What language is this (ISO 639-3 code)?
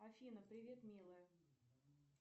rus